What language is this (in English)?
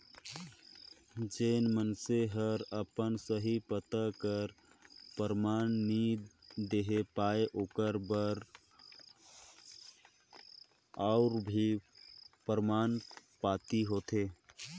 Chhattisgarhi